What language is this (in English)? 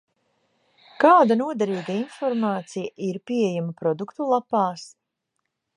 Latvian